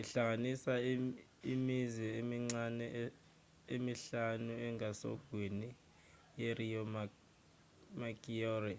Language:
Zulu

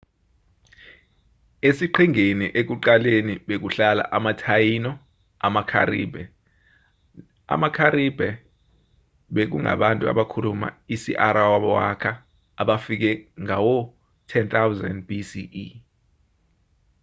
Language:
Zulu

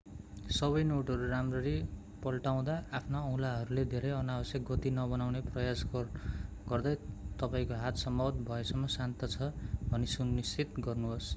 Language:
Nepali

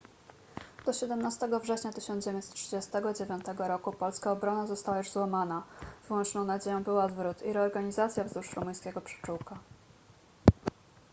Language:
Polish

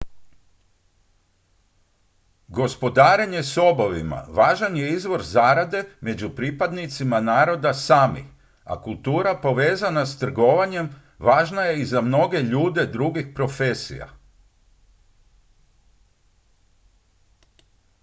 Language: Croatian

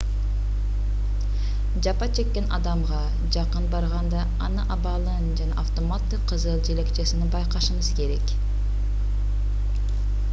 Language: Kyrgyz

